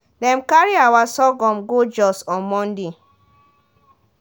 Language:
Nigerian Pidgin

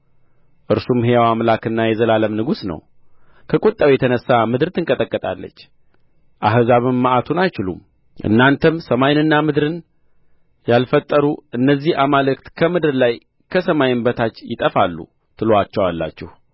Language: Amharic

